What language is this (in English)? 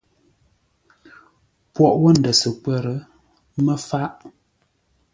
Ngombale